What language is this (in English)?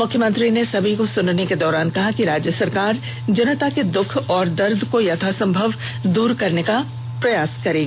Hindi